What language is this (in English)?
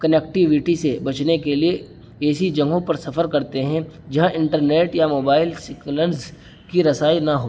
Urdu